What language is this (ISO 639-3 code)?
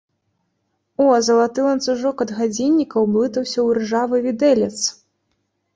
bel